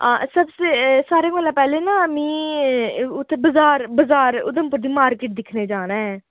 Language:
Dogri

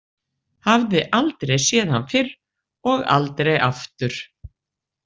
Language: Icelandic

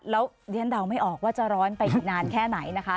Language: Thai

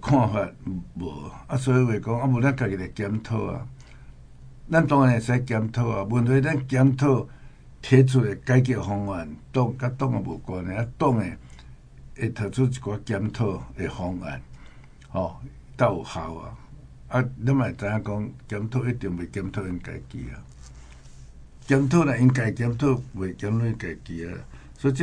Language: Chinese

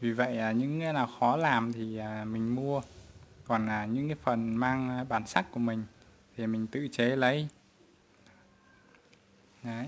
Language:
Vietnamese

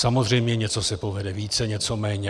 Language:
Czech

